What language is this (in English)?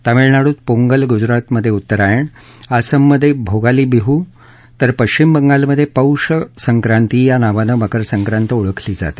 Marathi